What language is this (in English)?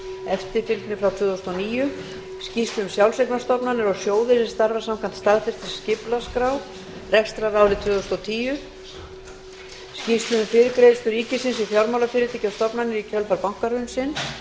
Icelandic